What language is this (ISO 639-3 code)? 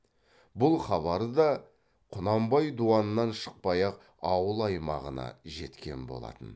kaz